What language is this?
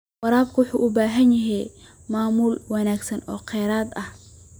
Somali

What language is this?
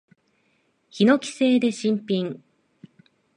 Japanese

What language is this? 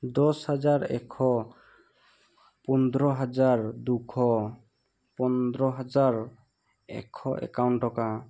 Assamese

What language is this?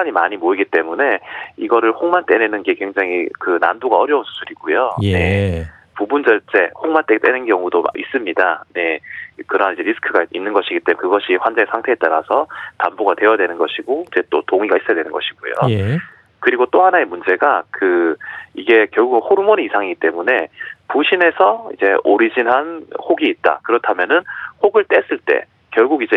Korean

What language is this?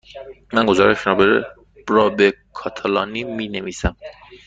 Persian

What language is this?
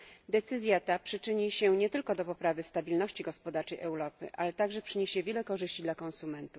Polish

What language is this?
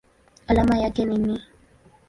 Swahili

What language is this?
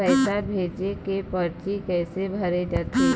Chhattisgarhi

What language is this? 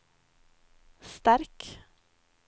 Norwegian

